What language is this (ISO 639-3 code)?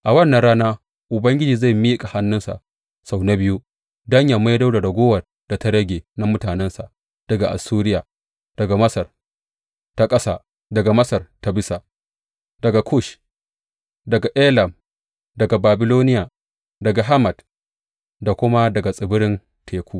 hau